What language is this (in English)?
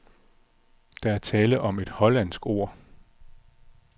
Danish